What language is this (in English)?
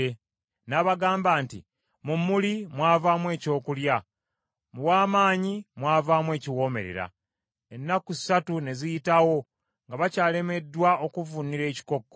Ganda